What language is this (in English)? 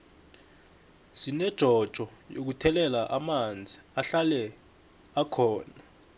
South Ndebele